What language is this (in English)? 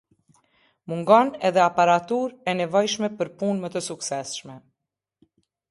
Albanian